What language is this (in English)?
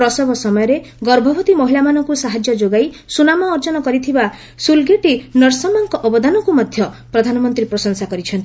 Odia